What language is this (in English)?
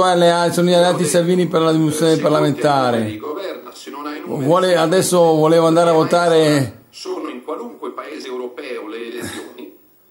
Italian